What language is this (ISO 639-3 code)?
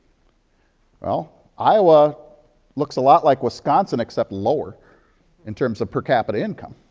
eng